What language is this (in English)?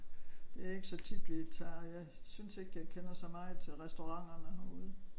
Danish